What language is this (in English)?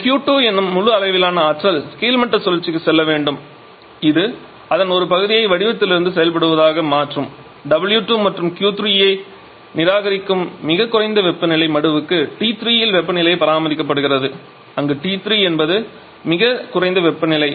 Tamil